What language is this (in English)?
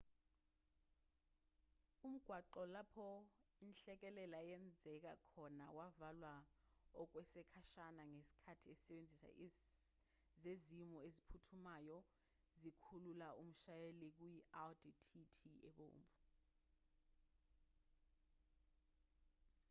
Zulu